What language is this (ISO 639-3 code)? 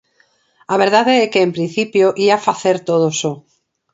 glg